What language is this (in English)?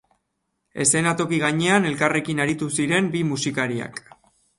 Basque